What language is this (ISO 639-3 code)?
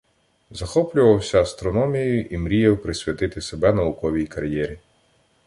ukr